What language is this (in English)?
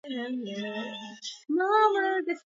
Swahili